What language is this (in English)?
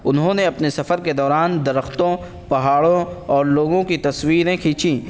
Urdu